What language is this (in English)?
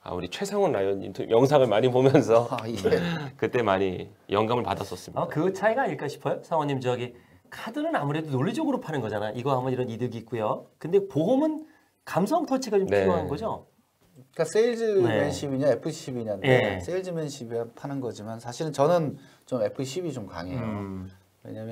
Korean